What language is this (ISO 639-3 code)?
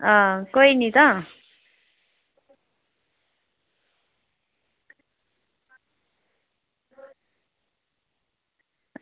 doi